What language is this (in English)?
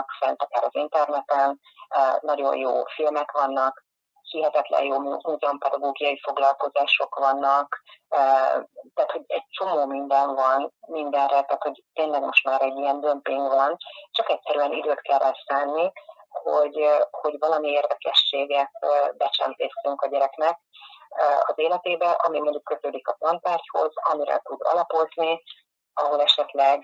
Hungarian